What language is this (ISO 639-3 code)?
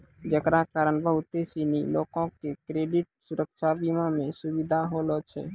mai